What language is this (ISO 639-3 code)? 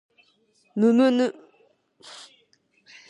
jpn